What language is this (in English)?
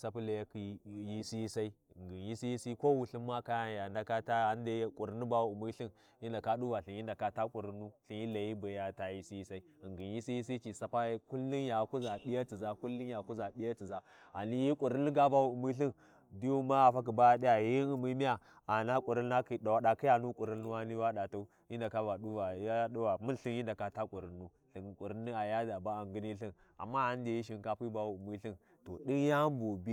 Warji